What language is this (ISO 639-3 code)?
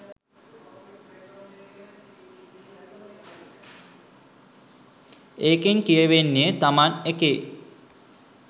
sin